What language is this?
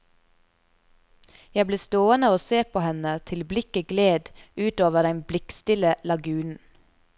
Norwegian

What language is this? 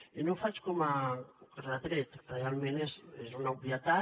Catalan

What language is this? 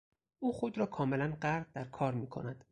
Persian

